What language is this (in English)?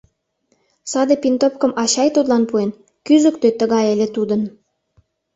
Mari